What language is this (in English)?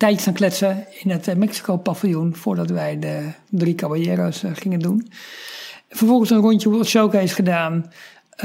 Dutch